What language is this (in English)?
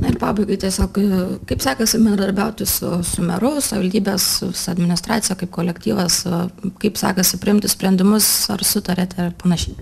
Lithuanian